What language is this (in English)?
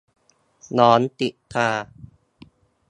Thai